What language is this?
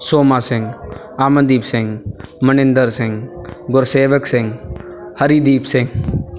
Punjabi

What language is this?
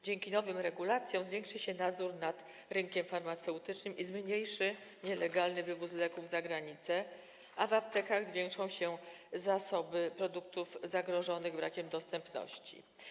Polish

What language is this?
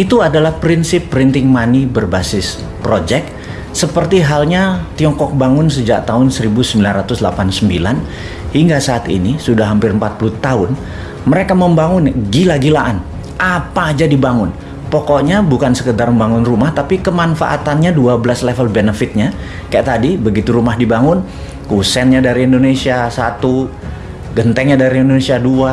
Indonesian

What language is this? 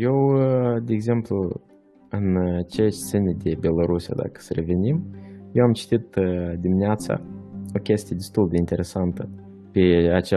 Romanian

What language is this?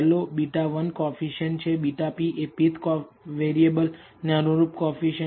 Gujarati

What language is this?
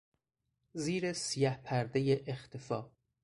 Persian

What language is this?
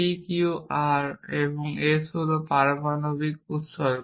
Bangla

